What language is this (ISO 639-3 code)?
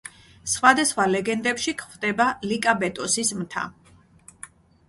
kat